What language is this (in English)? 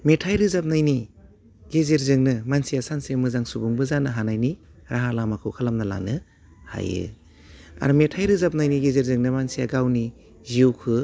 Bodo